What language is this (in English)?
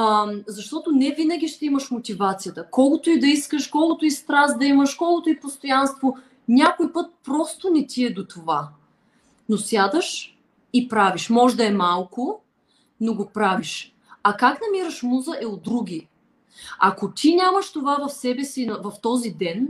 Bulgarian